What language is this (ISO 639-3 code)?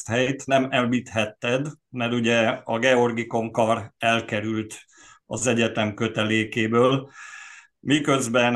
hun